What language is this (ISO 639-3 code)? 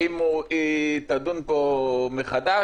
heb